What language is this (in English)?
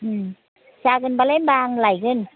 Bodo